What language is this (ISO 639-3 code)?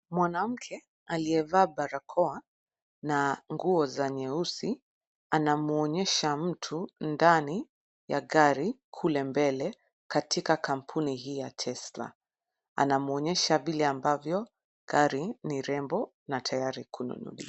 swa